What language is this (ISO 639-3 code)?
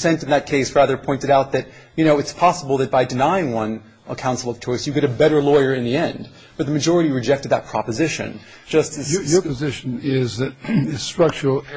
eng